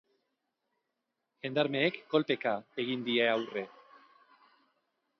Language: Basque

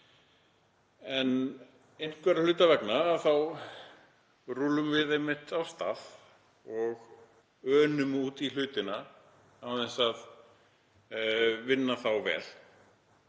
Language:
Icelandic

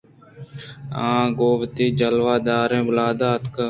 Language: Eastern Balochi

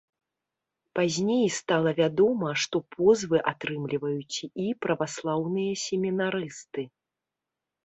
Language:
Belarusian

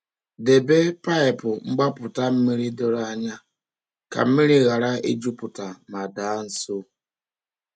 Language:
Igbo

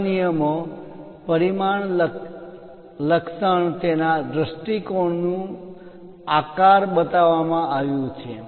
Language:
Gujarati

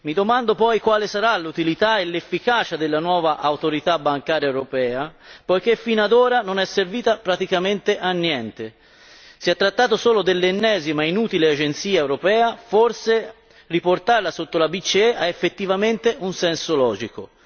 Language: Italian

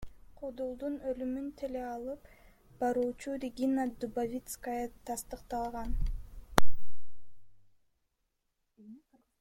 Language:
Kyrgyz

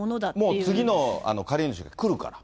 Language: Japanese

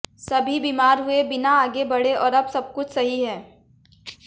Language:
Hindi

